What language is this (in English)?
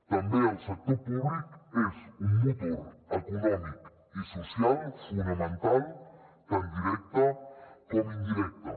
Catalan